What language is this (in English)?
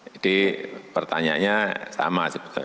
Indonesian